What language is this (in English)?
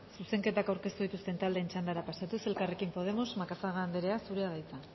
Basque